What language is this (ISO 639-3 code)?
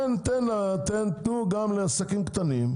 heb